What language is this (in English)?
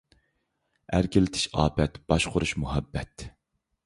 Uyghur